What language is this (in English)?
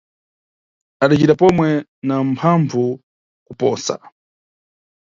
Nyungwe